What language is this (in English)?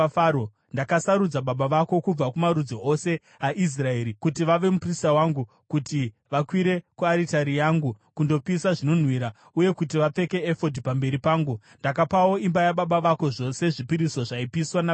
Shona